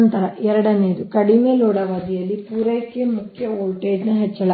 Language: Kannada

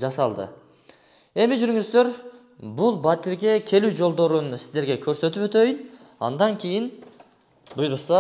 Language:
Turkish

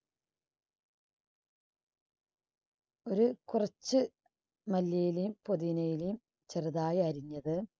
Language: Malayalam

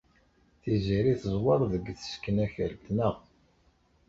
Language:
Kabyle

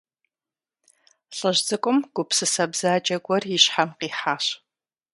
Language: Kabardian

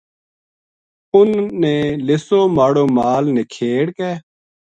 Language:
Gujari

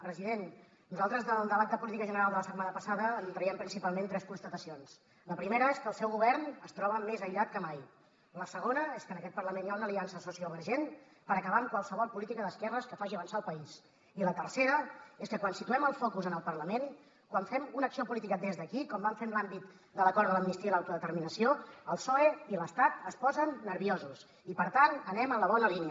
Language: Catalan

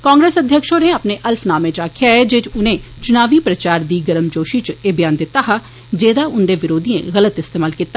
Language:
Dogri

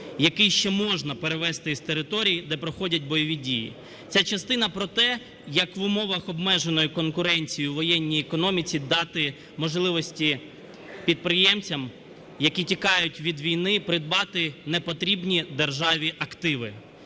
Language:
Ukrainian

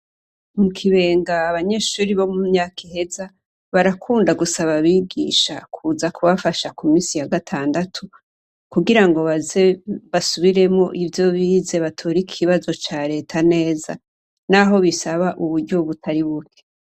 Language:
Rundi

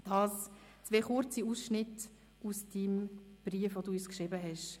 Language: Swiss German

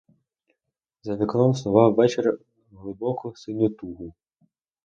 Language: Ukrainian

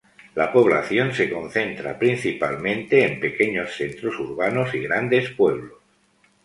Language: Spanish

